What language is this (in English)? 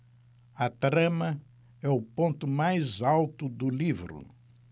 Portuguese